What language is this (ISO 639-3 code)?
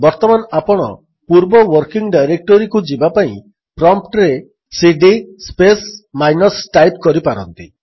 ori